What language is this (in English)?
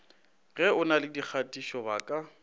Northern Sotho